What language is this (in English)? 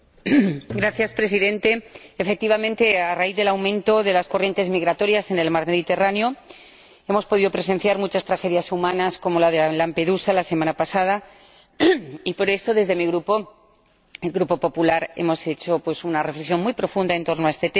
Spanish